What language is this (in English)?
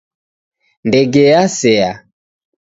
Taita